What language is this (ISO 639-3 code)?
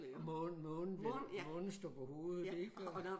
dan